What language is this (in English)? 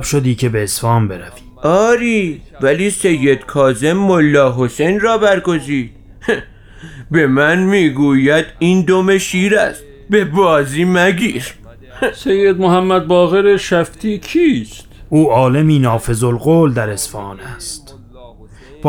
Persian